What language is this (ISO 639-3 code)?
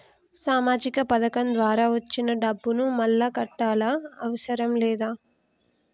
tel